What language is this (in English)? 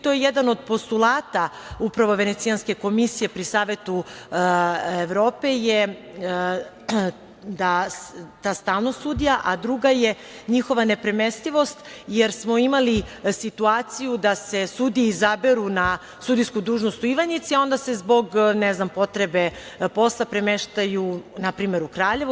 Serbian